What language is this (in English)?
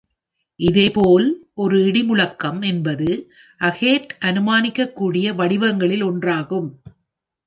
Tamil